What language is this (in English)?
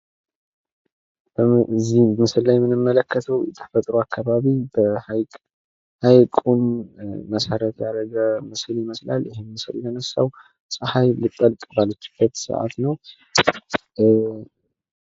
Amharic